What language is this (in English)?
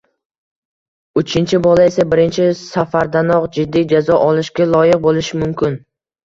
Uzbek